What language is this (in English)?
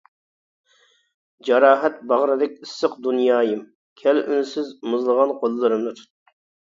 Uyghur